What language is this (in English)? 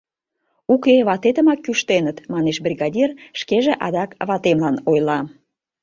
Mari